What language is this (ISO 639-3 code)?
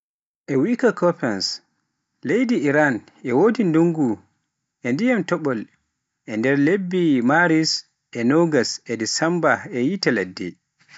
fuf